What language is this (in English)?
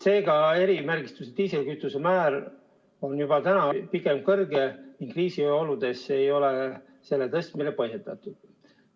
Estonian